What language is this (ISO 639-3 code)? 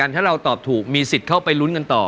tha